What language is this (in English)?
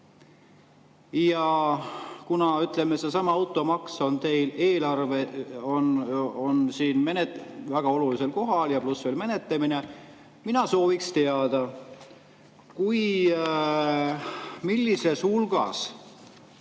Estonian